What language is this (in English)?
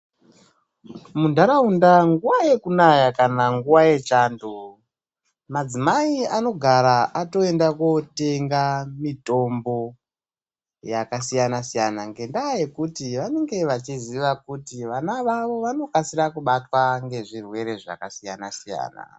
Ndau